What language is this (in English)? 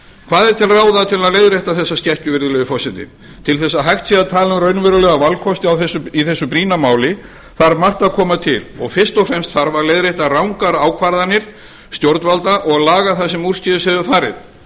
Icelandic